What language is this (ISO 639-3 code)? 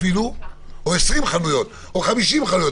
heb